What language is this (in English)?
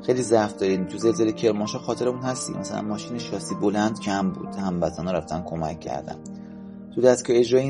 Persian